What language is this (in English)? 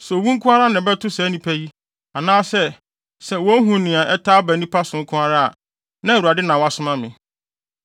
Akan